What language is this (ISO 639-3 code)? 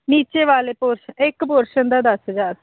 pan